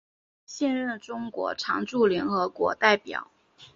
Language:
Chinese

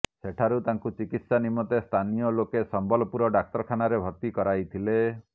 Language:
Odia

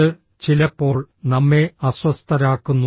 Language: Malayalam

